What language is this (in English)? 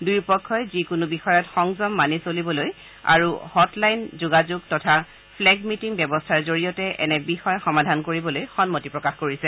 Assamese